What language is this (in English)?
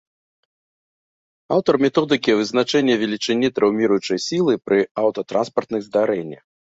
Belarusian